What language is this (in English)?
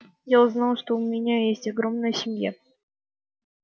Russian